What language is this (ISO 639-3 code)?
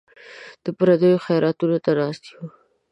pus